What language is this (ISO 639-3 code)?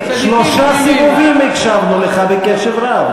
heb